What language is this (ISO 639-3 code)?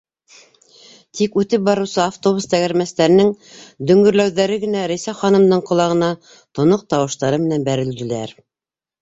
bak